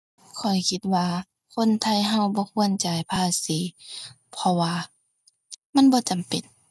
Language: Thai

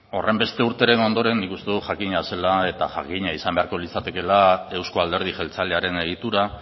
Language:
Basque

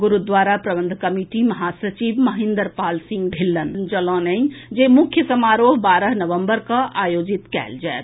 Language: Maithili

